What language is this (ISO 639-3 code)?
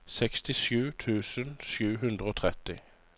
nor